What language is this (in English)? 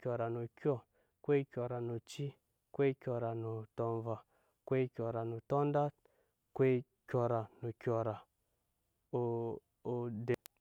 Nyankpa